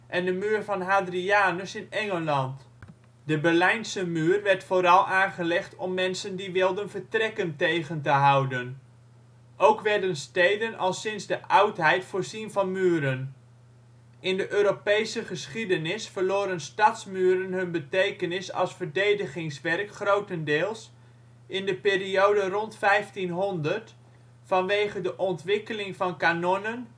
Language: Dutch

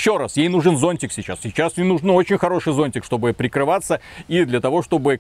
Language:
Russian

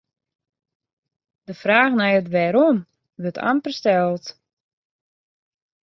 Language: Western Frisian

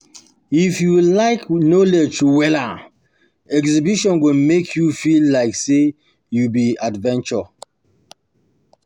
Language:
Nigerian Pidgin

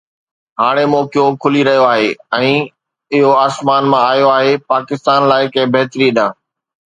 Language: Sindhi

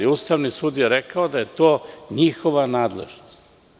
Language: Serbian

